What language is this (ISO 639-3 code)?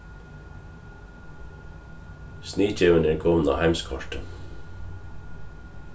fao